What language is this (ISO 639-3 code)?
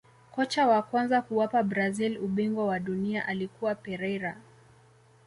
swa